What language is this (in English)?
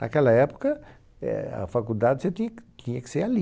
Portuguese